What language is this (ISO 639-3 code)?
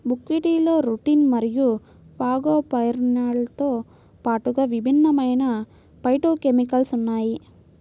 tel